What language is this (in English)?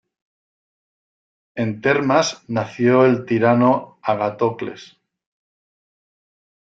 Spanish